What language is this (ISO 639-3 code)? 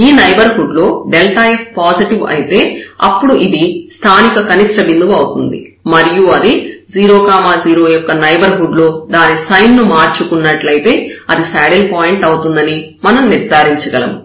tel